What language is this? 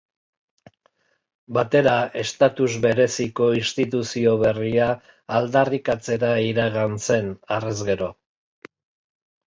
Basque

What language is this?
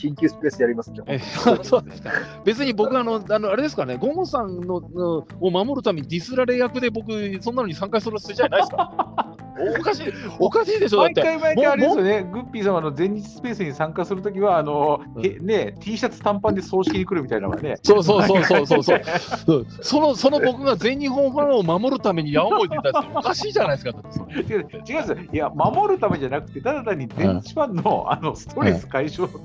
Japanese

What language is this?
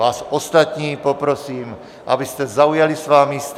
Czech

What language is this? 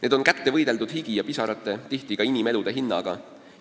Estonian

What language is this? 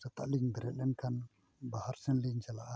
Santali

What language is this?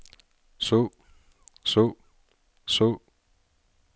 Danish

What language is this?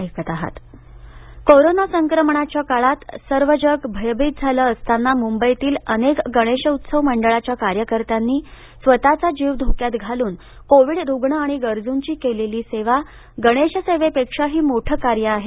Marathi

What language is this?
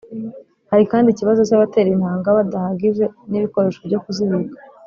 Kinyarwanda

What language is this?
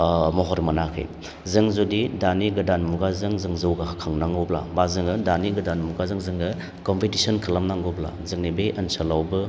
Bodo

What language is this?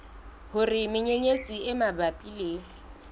Southern Sotho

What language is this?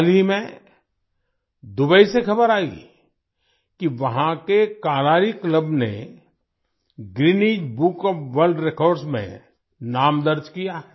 Hindi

